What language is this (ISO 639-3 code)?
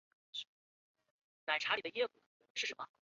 zho